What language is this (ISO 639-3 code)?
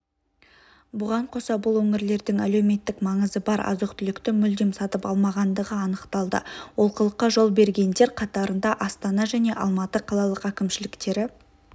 kaz